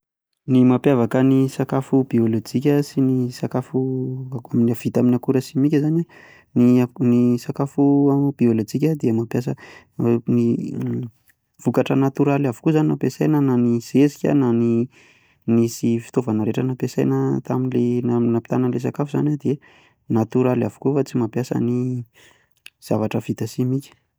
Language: Malagasy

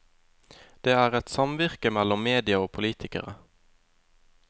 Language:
Norwegian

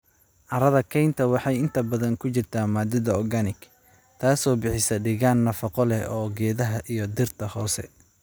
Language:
Somali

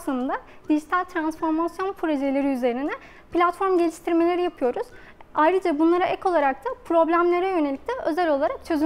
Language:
Turkish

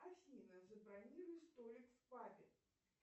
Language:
Russian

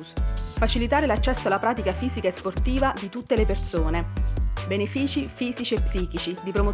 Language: Italian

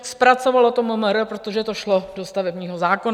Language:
Czech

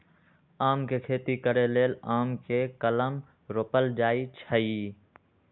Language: Magahi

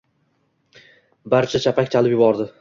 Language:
Uzbek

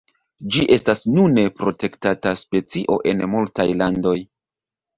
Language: Esperanto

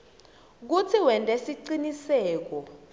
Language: Swati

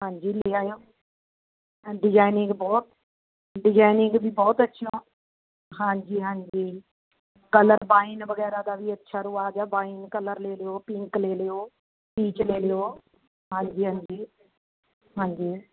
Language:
Punjabi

